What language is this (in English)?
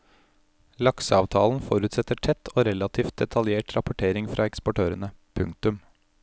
Norwegian